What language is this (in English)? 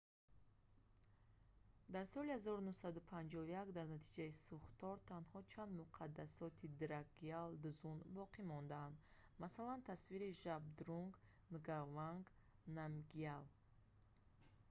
Tajik